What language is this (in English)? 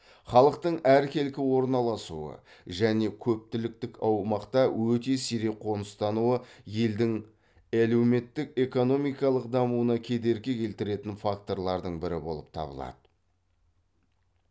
Kazakh